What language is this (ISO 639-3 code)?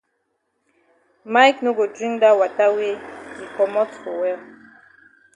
wes